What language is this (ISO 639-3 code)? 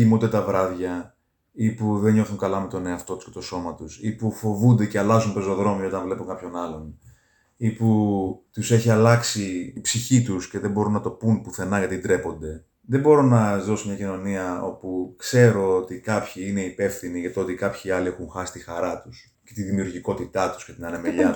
ell